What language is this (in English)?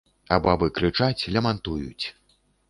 Belarusian